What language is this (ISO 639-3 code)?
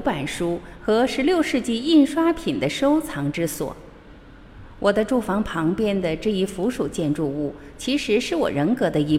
zho